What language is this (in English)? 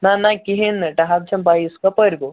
Kashmiri